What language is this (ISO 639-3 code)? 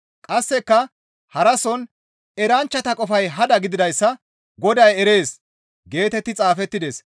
gmv